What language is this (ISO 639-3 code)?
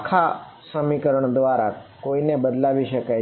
guj